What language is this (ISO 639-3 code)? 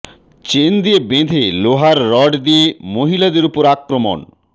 ben